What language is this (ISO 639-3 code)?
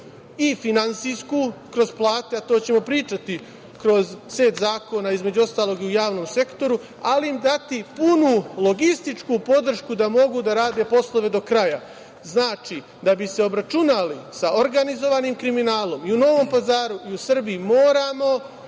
srp